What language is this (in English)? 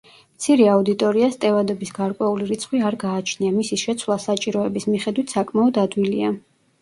Georgian